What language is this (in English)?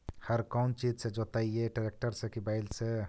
Magahi